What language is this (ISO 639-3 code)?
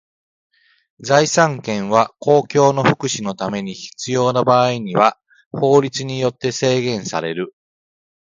jpn